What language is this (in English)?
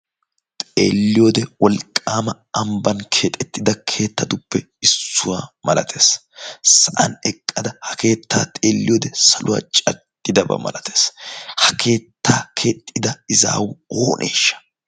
Wolaytta